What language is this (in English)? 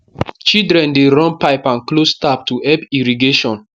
Nigerian Pidgin